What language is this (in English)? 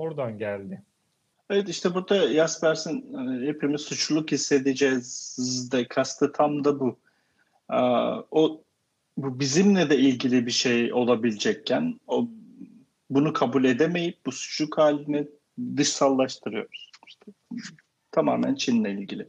Turkish